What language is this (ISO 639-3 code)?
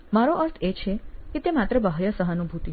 guj